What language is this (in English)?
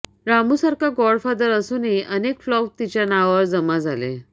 Marathi